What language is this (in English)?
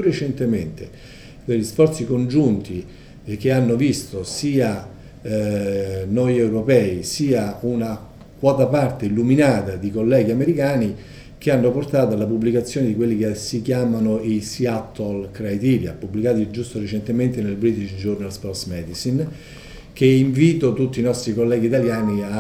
Italian